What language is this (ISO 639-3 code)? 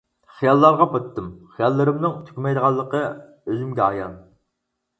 uig